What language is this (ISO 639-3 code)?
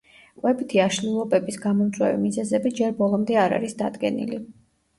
kat